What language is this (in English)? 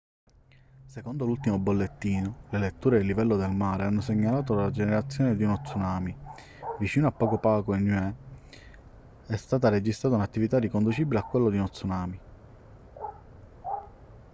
Italian